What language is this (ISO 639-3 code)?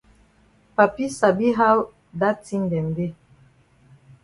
wes